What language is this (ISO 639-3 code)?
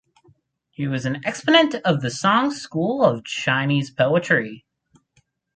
eng